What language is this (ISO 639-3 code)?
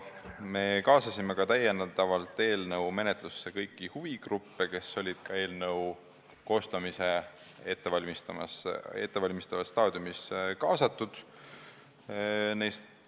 est